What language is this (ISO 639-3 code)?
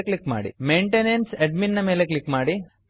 kan